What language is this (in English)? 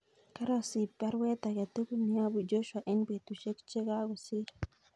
Kalenjin